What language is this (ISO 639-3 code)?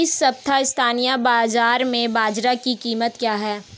hin